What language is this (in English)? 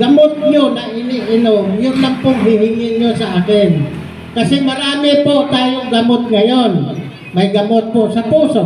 Filipino